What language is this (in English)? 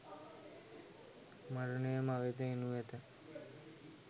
Sinhala